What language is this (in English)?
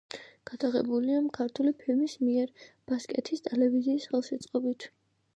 Georgian